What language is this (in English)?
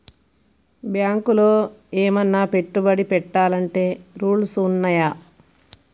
Telugu